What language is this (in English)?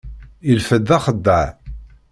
Kabyle